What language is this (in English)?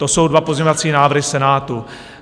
Czech